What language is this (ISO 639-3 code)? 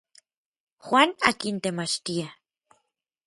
nlv